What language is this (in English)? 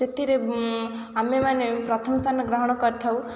Odia